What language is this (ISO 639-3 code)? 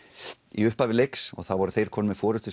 isl